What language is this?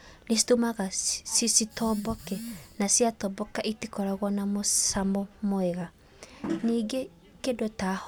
Kikuyu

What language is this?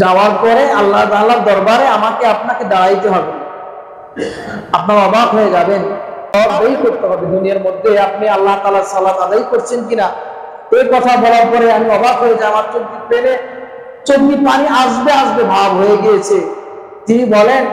Arabic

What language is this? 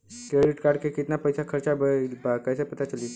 Bhojpuri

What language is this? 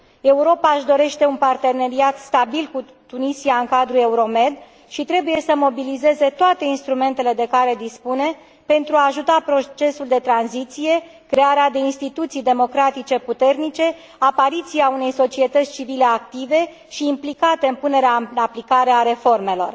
Romanian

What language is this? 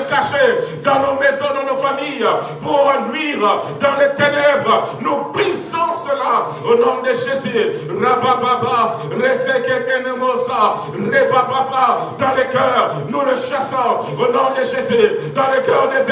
French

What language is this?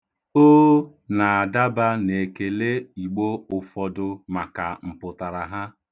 Igbo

